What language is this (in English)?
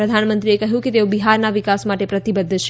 Gujarati